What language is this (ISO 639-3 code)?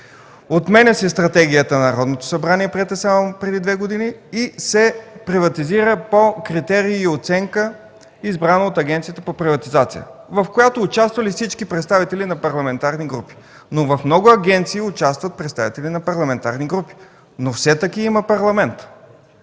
bul